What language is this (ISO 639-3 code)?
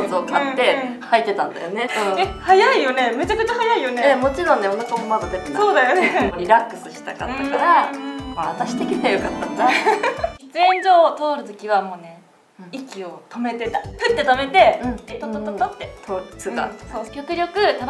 jpn